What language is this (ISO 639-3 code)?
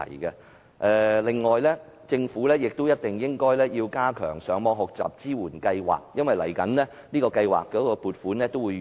yue